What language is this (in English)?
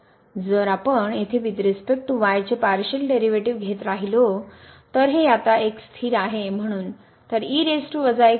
Marathi